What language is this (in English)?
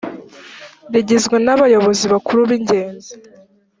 Kinyarwanda